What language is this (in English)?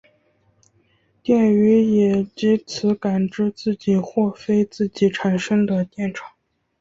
Chinese